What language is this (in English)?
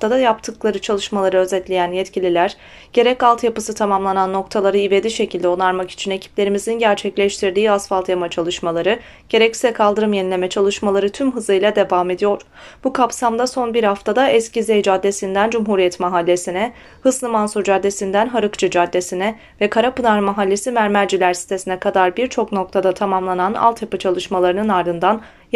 Turkish